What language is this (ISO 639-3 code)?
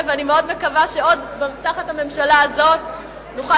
heb